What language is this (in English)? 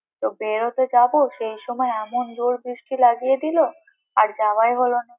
Bangla